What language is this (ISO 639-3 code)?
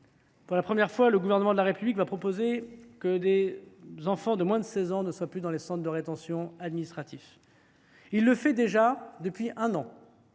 fra